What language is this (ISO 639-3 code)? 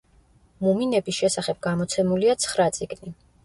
kat